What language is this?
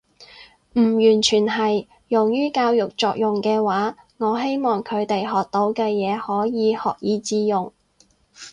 Cantonese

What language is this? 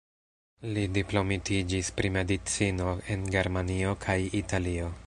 Esperanto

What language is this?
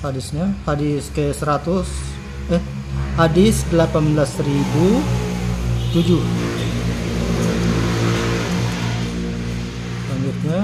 Indonesian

